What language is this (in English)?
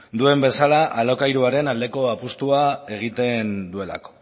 Basque